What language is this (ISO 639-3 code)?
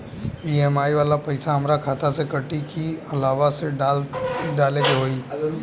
bho